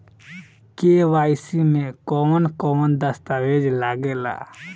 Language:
Bhojpuri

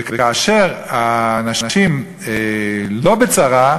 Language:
Hebrew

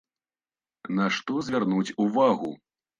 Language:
Belarusian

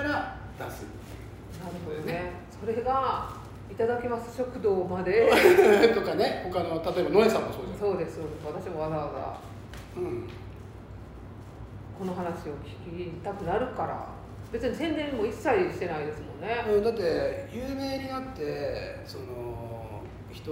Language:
Japanese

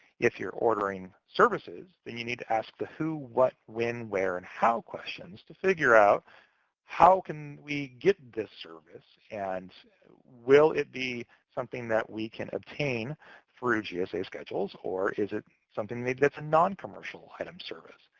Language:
English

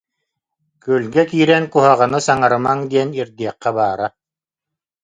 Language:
Yakut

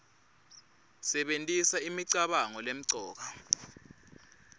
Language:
Swati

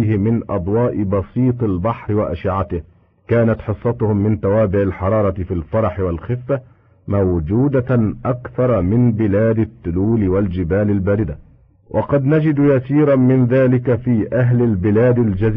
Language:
Arabic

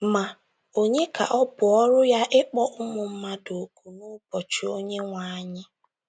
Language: Igbo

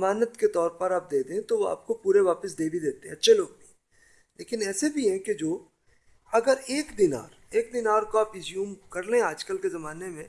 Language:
Urdu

